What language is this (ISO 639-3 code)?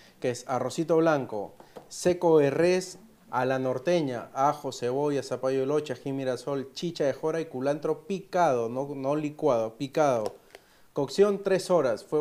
spa